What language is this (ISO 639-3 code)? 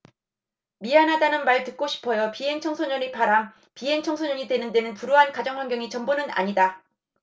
kor